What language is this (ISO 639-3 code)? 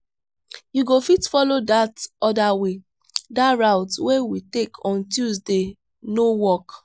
pcm